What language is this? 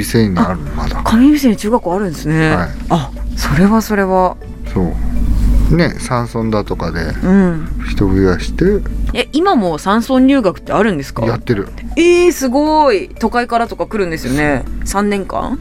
Japanese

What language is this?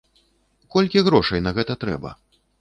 Belarusian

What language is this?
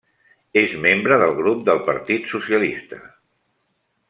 Catalan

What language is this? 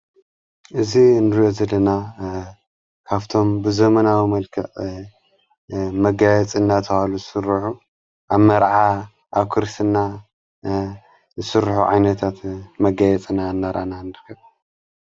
Tigrinya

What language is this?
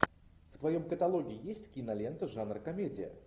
Russian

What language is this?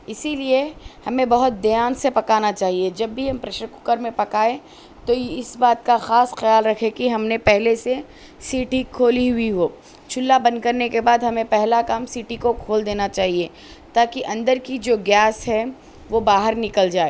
Urdu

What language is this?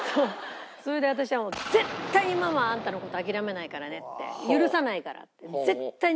Japanese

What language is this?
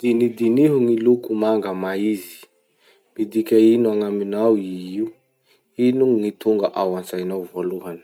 Masikoro Malagasy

